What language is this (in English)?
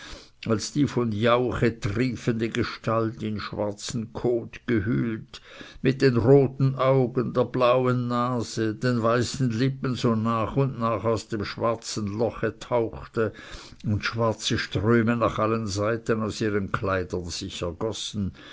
German